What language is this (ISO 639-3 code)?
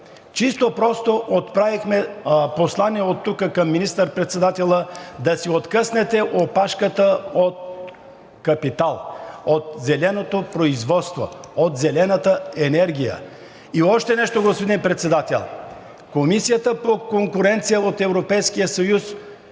bul